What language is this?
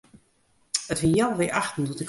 Western Frisian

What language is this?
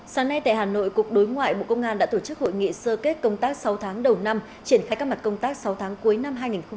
Vietnamese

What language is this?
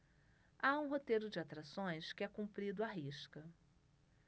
Portuguese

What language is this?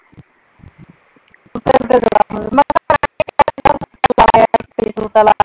Punjabi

